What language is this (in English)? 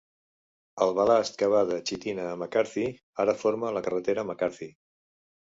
Catalan